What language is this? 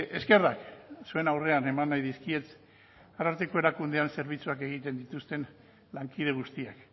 Basque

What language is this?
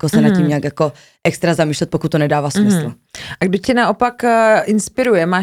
Czech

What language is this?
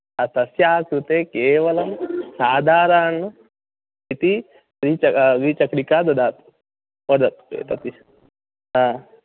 Sanskrit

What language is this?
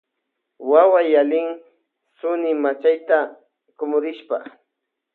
Loja Highland Quichua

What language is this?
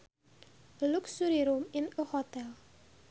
Sundanese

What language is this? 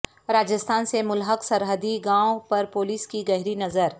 Urdu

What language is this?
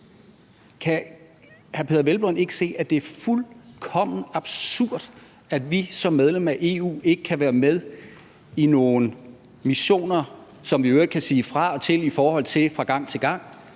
Danish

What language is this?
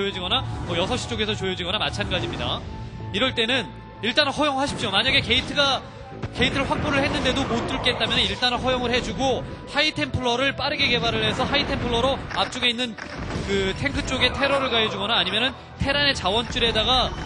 Korean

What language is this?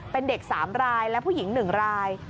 Thai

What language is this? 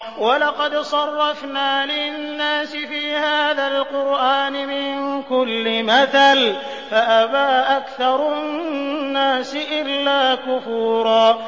Arabic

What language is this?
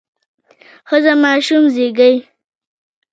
Pashto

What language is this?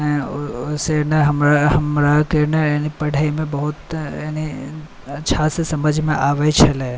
Maithili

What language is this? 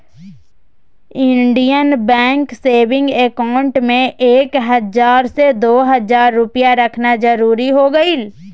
Magahi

